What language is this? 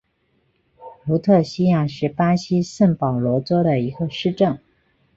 Chinese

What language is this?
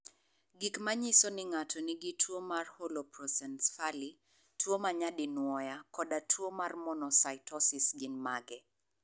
Luo (Kenya and Tanzania)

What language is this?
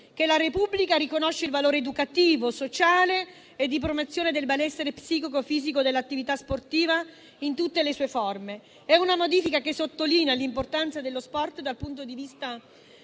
Italian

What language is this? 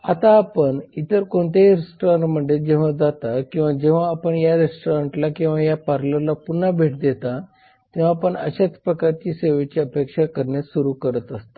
Marathi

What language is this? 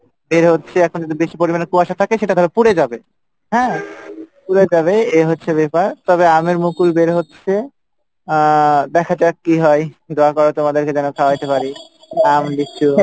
Bangla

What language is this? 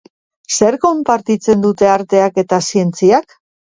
Basque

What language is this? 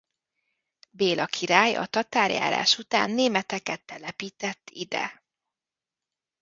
Hungarian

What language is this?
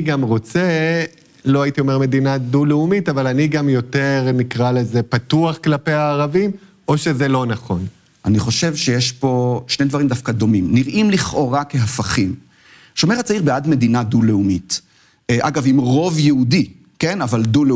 Hebrew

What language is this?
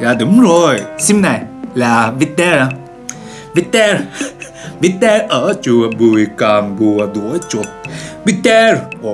Vietnamese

